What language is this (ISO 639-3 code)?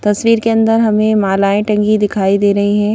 hin